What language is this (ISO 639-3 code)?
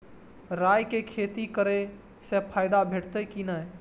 mai